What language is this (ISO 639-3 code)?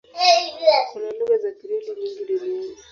swa